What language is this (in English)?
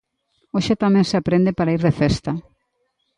Galician